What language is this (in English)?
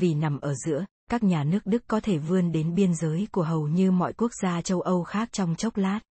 Vietnamese